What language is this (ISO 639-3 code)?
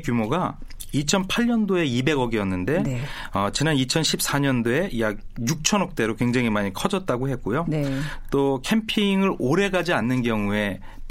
kor